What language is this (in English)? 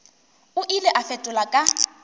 Northern Sotho